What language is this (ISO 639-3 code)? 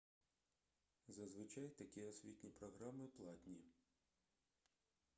ukr